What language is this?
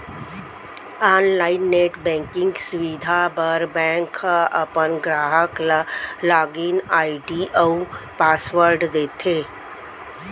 Chhattisgarhi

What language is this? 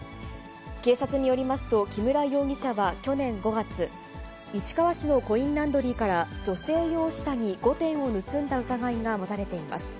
Japanese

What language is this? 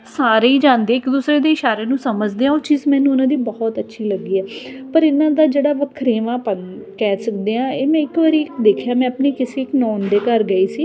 Punjabi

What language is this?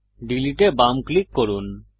Bangla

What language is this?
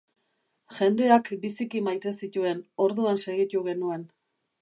Basque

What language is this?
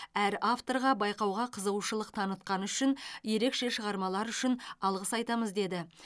Kazakh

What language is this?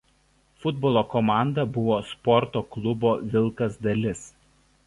Lithuanian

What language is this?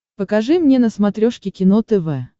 Russian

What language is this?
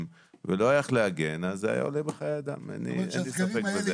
Hebrew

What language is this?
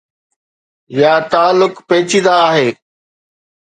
Sindhi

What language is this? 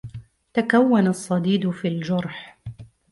Arabic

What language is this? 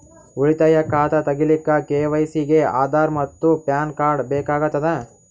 Kannada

